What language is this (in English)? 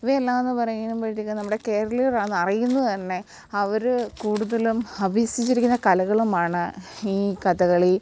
Malayalam